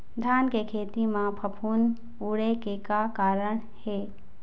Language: Chhattisgarhi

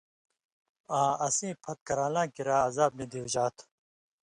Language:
Indus Kohistani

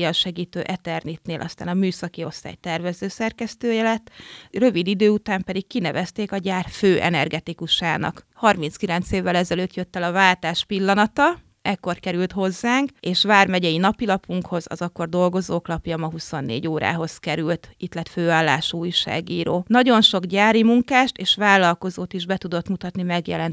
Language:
Hungarian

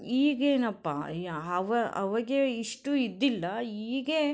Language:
Kannada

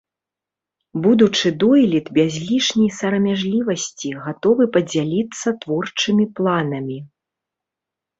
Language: Belarusian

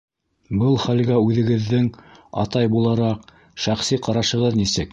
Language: Bashkir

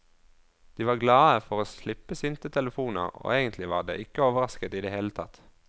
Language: Norwegian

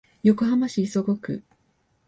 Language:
Japanese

